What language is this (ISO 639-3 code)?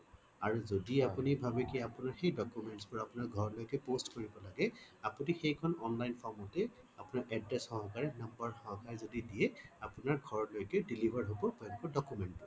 asm